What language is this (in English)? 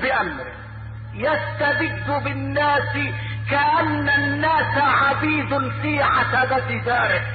Arabic